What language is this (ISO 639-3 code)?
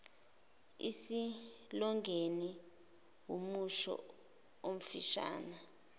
zul